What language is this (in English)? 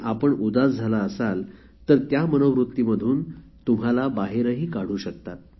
Marathi